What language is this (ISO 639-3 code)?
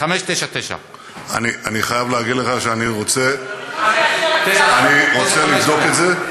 heb